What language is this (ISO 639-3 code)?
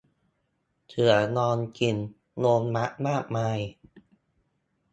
tha